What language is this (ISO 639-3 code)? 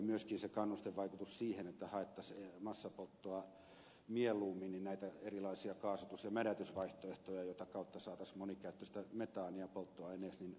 fin